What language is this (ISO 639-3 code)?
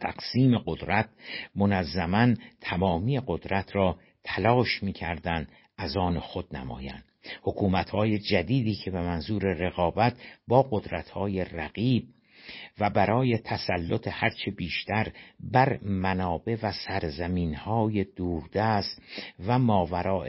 fas